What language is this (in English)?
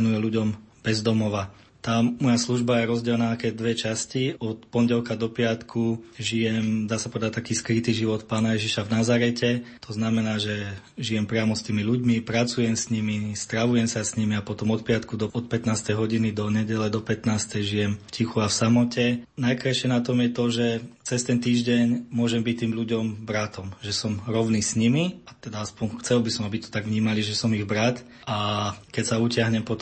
Slovak